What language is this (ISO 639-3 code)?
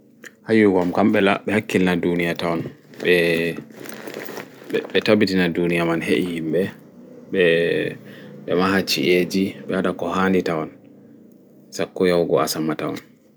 ful